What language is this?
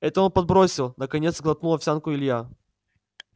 Russian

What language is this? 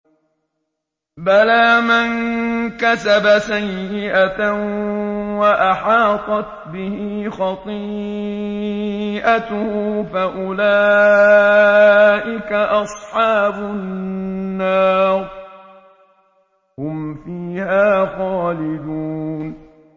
Arabic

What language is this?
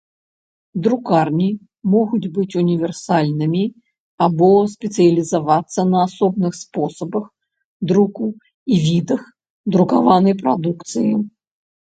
Belarusian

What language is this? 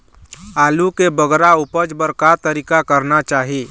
Chhattisgarhi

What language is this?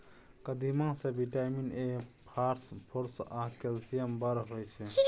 Maithili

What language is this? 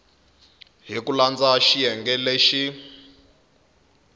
Tsonga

